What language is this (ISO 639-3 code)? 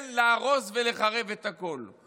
heb